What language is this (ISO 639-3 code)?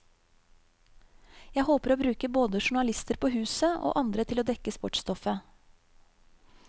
nor